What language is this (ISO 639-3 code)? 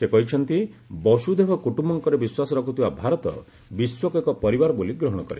ori